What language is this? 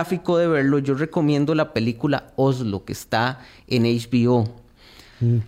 Spanish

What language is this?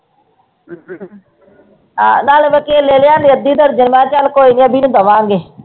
Punjabi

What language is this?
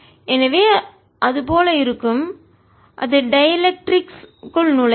Tamil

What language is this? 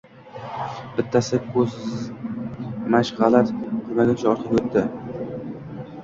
Uzbek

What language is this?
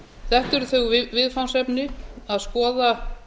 Icelandic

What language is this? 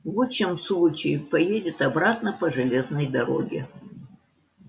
Russian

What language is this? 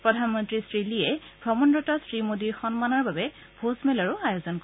Assamese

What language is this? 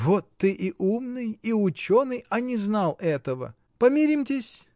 Russian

